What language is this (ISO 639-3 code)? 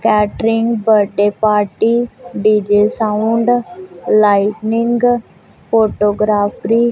pan